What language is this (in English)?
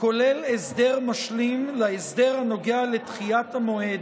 Hebrew